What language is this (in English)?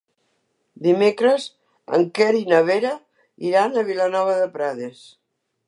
Catalan